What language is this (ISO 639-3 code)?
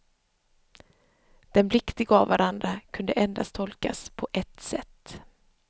swe